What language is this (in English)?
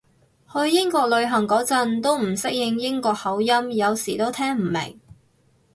Cantonese